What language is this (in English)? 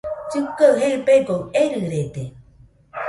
Nüpode Huitoto